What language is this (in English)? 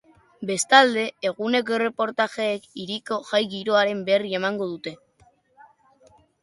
Basque